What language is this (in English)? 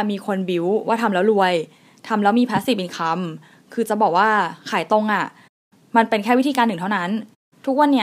Thai